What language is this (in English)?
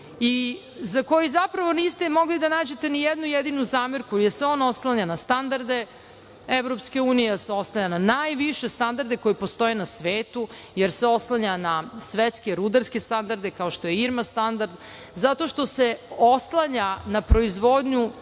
Serbian